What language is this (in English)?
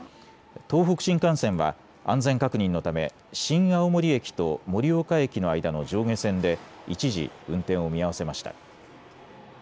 Japanese